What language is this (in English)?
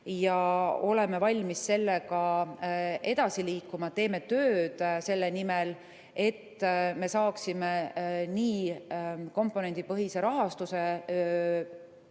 Estonian